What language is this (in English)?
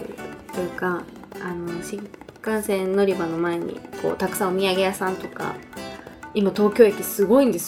Japanese